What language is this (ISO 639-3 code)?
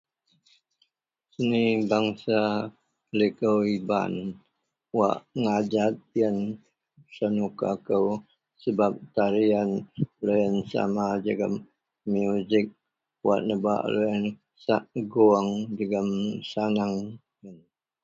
mel